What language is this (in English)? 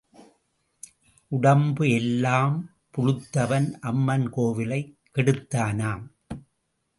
Tamil